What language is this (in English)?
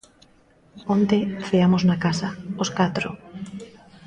Galician